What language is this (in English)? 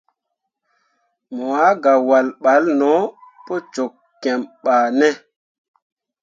Mundang